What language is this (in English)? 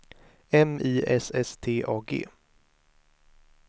Swedish